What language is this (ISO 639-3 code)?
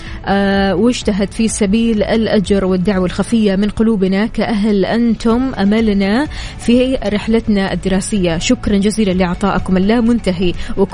ara